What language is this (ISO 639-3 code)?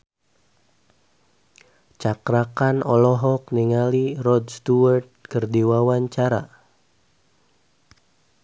sun